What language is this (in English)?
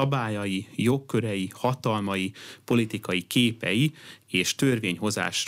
Hungarian